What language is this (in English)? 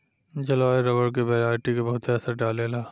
Bhojpuri